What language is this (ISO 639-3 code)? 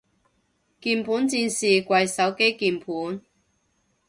yue